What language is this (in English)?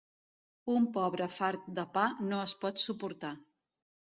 Catalan